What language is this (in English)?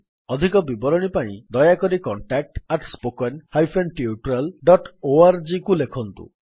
Odia